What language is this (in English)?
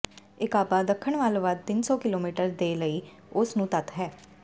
Punjabi